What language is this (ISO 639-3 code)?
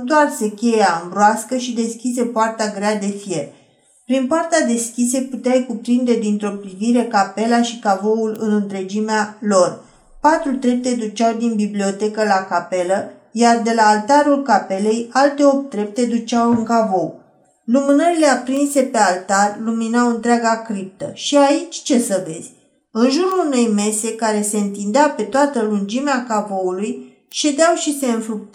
ron